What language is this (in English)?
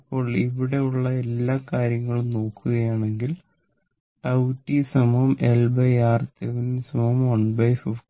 Malayalam